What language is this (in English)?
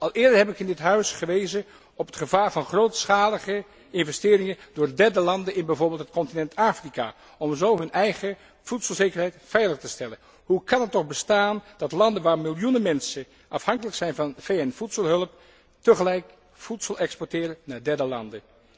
Dutch